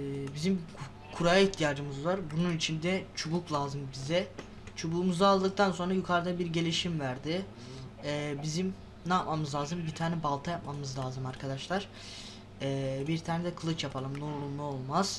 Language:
Turkish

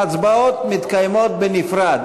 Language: Hebrew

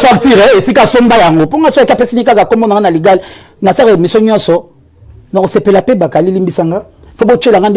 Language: French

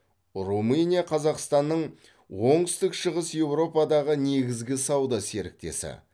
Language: Kazakh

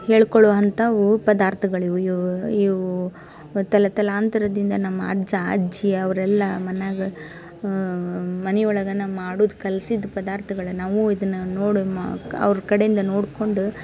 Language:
Kannada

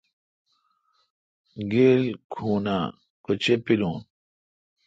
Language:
Kalkoti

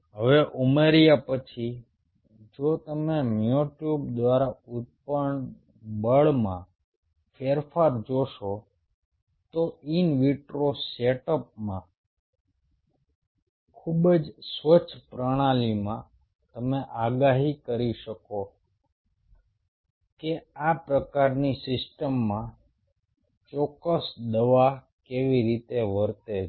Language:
Gujarati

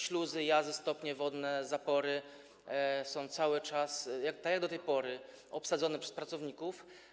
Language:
Polish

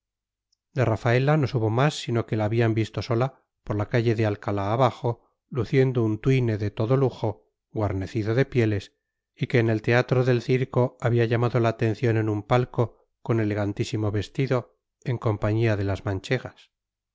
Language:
Spanish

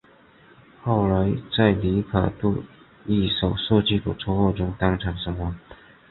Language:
Chinese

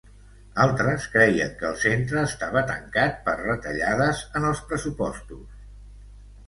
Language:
Catalan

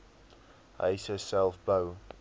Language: Afrikaans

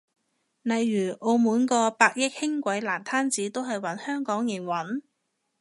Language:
Cantonese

